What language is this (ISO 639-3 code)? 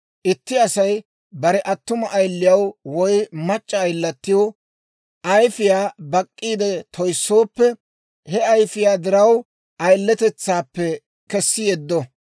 dwr